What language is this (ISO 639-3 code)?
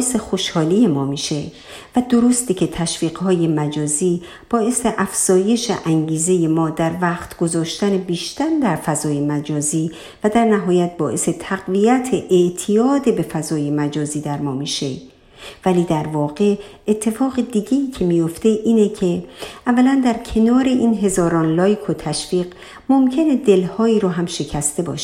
fas